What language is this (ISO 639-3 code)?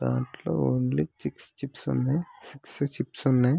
tel